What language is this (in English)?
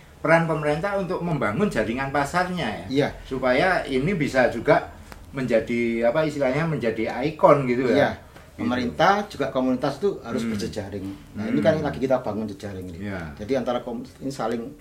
Indonesian